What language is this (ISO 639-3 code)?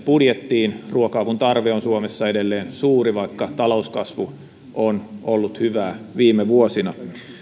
fin